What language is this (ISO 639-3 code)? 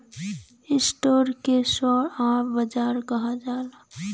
bho